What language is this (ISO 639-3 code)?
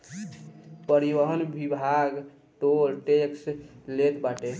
bho